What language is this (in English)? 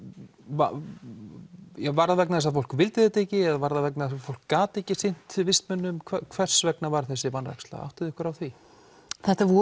Icelandic